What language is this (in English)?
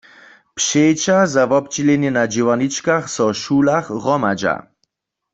Upper Sorbian